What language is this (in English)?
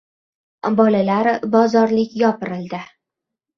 Uzbek